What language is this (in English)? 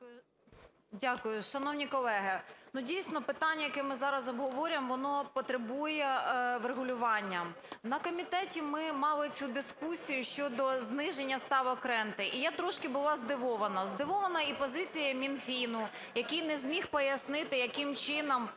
Ukrainian